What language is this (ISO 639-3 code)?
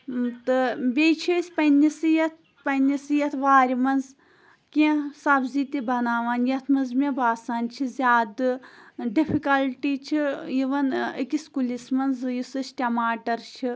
kas